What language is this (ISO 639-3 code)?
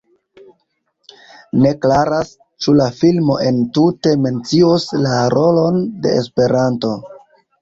epo